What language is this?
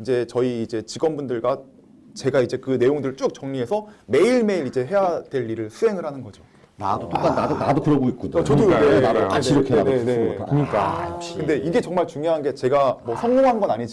Korean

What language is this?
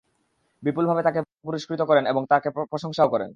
Bangla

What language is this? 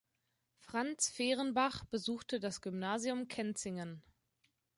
German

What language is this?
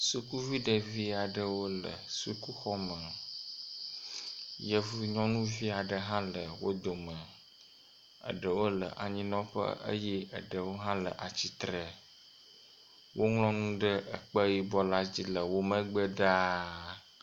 Ewe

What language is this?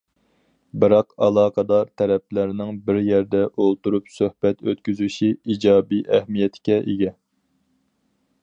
Uyghur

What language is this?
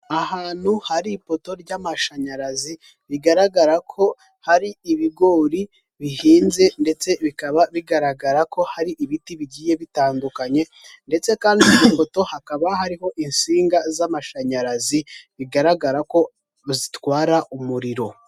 Kinyarwanda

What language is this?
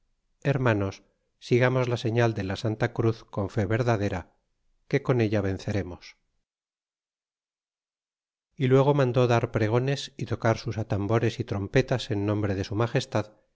Spanish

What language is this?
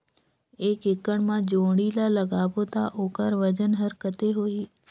Chhattisgarhi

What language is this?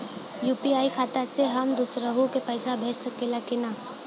Bhojpuri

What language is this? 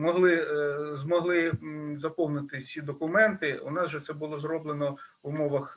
Ukrainian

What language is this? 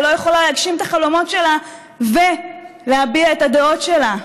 Hebrew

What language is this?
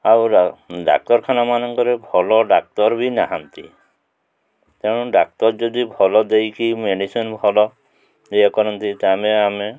Odia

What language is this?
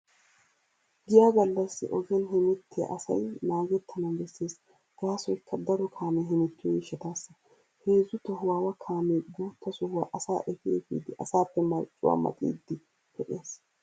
Wolaytta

